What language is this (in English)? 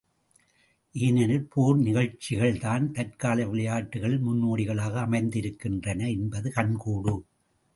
Tamil